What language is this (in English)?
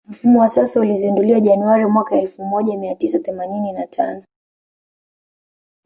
Swahili